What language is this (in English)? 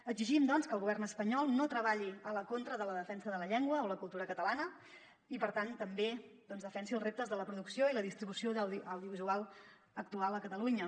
Catalan